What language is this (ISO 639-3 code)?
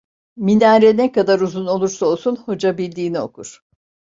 tur